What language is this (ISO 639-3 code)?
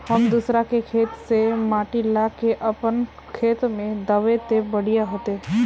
mag